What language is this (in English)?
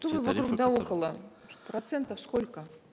Kazakh